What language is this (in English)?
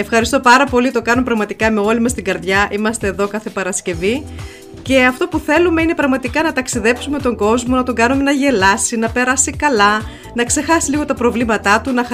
Greek